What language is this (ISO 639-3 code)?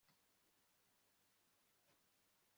kin